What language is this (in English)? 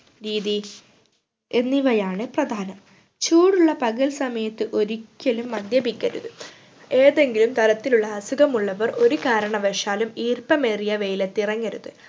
Malayalam